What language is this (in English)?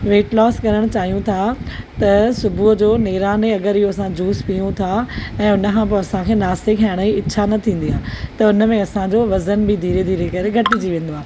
Sindhi